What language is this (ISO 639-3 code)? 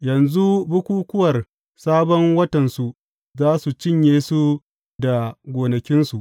hau